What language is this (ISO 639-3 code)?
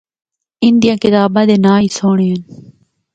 hno